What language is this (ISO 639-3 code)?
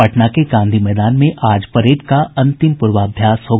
hin